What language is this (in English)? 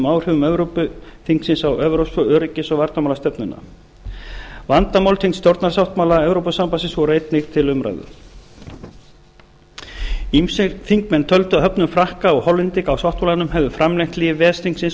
Icelandic